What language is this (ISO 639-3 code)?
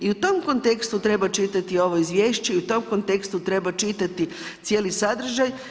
hrv